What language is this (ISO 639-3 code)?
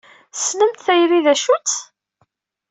kab